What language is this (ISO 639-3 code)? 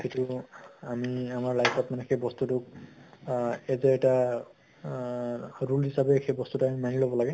asm